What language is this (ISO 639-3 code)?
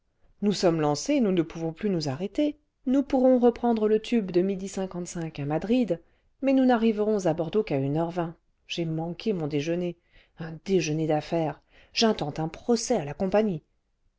fra